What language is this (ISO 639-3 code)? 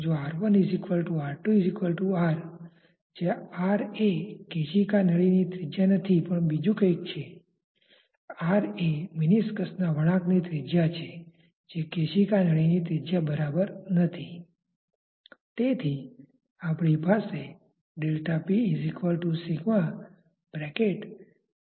guj